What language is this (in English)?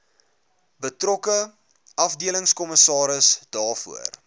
Afrikaans